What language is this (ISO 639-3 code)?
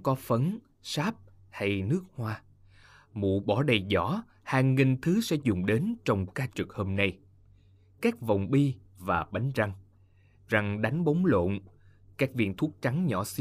vie